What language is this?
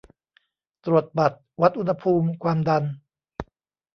Thai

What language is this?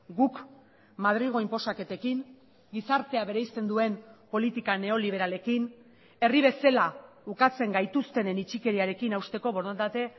Basque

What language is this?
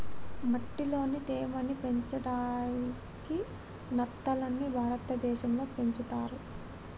Telugu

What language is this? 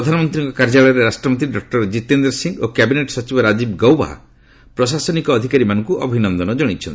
Odia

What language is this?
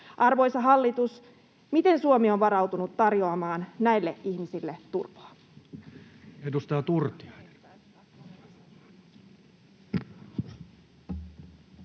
Finnish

